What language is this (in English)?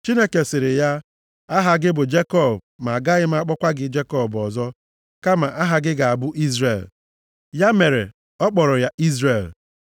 Igbo